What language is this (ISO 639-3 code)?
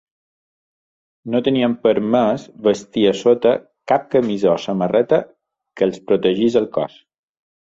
cat